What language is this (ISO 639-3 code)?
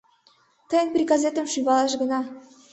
chm